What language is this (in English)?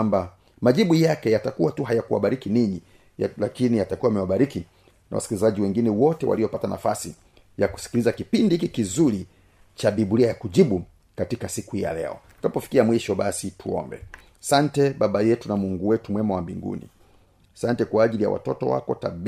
Swahili